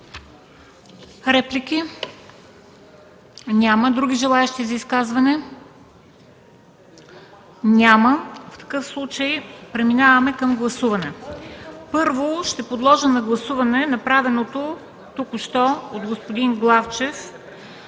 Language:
Bulgarian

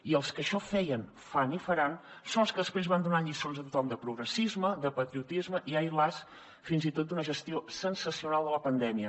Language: Catalan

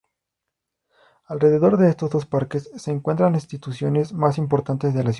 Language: Spanish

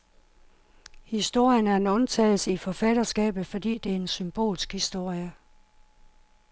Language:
Danish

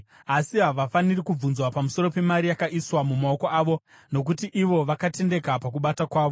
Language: Shona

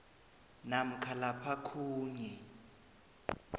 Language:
South Ndebele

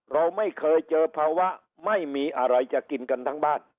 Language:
Thai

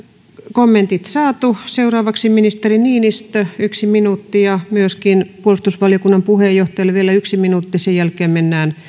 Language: Finnish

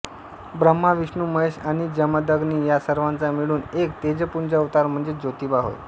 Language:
Marathi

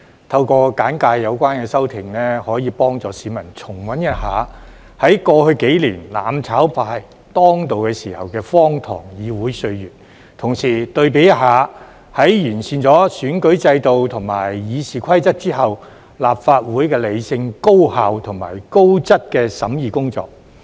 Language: Cantonese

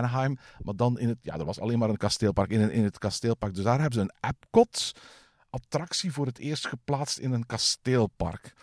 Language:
Dutch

